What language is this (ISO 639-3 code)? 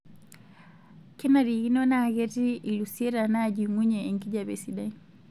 mas